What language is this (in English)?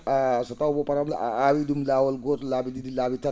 Fula